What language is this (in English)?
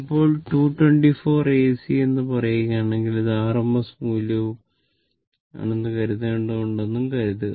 Malayalam